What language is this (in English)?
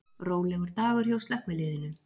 Icelandic